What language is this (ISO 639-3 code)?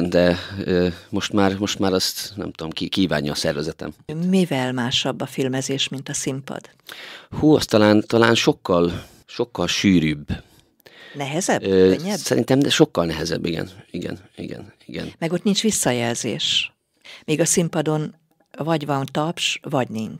hun